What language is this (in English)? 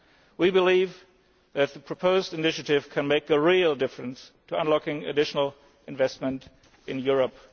English